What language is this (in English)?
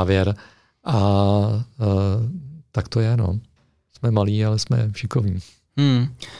Czech